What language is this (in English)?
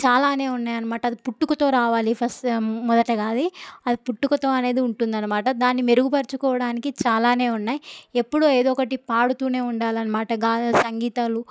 Telugu